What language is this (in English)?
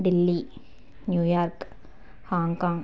Telugu